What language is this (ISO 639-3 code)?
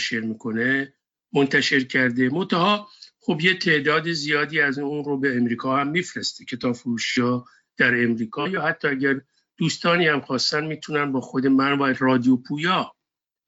fas